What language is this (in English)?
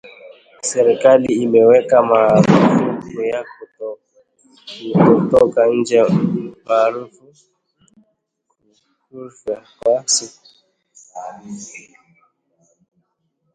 Swahili